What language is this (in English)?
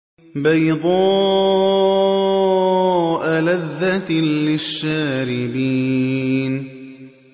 Arabic